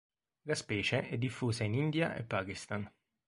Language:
Italian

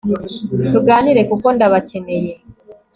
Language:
Kinyarwanda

